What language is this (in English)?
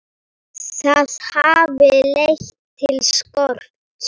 Icelandic